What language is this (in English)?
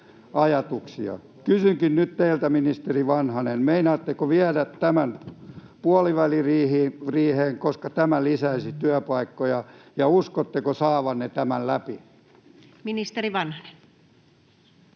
Finnish